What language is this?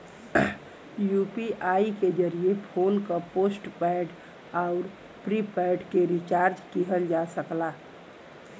Bhojpuri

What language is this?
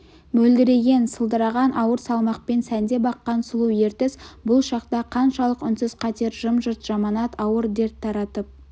Kazakh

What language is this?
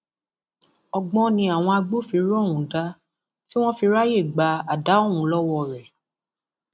Yoruba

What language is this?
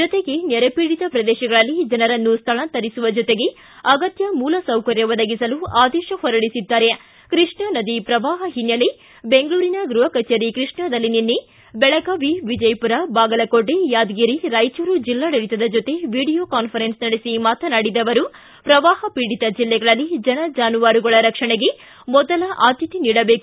Kannada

